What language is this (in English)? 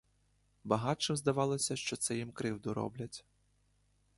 Ukrainian